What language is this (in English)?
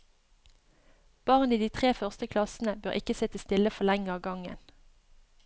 Norwegian